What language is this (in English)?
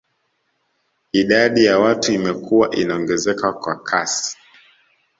Swahili